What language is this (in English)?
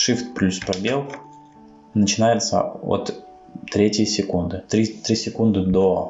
Russian